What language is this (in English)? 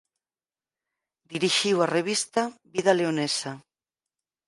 Galician